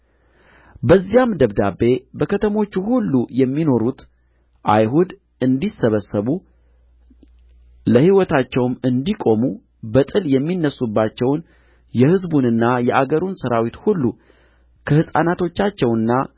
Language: Amharic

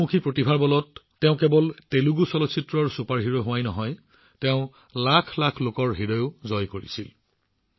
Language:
Assamese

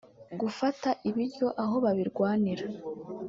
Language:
Kinyarwanda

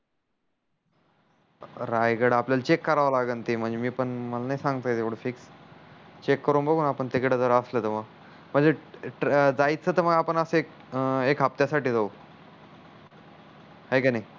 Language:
Marathi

